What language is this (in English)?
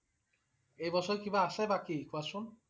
Assamese